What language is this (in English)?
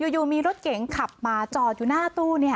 Thai